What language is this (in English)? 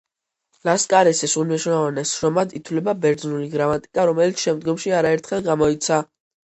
Georgian